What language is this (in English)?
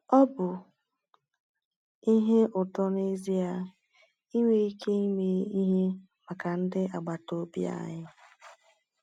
Igbo